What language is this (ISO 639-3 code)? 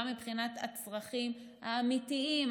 heb